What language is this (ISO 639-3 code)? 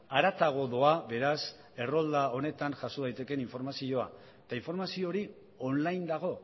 eus